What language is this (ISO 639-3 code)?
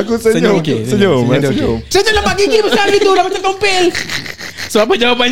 msa